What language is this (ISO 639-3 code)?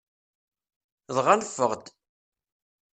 kab